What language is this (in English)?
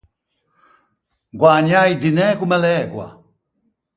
Ligurian